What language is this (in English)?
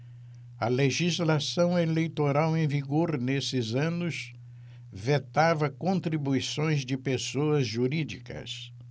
Portuguese